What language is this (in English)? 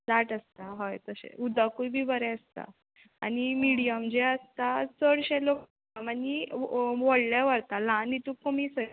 Konkani